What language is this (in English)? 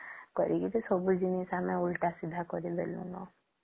Odia